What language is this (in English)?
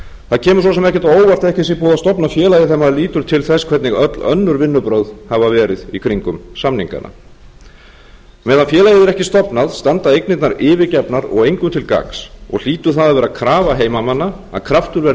Icelandic